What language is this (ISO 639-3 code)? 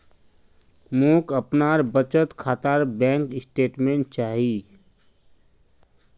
mag